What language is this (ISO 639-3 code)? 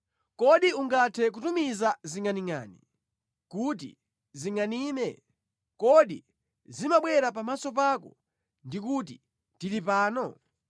nya